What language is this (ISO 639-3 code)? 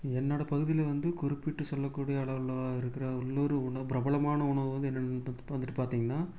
tam